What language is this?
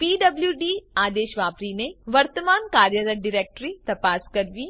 Gujarati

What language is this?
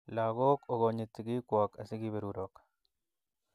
Kalenjin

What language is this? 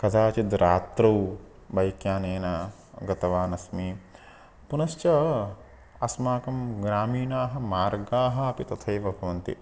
Sanskrit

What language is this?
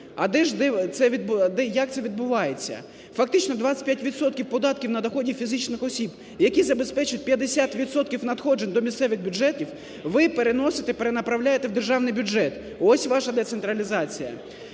Ukrainian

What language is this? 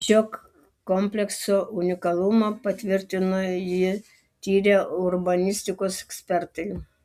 Lithuanian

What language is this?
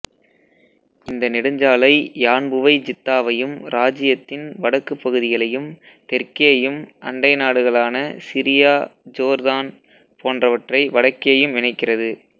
Tamil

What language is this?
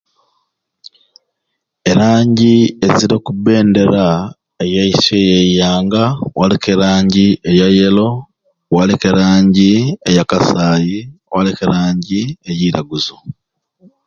Ruuli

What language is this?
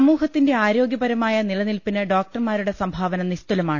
Malayalam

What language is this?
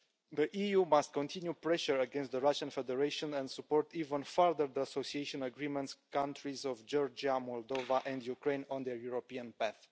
English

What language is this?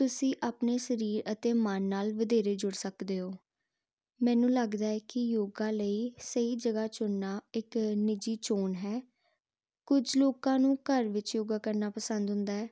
Punjabi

